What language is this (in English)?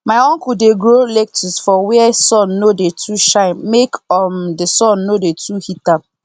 Nigerian Pidgin